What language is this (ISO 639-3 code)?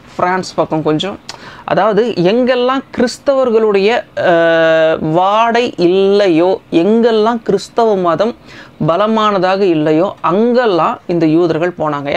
ind